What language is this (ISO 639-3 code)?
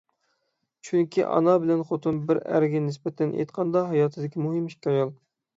uig